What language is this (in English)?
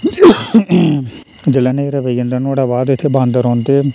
Dogri